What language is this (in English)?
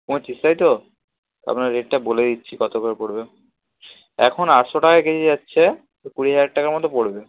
Bangla